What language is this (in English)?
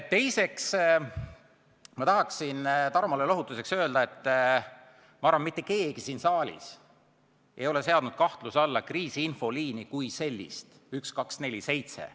Estonian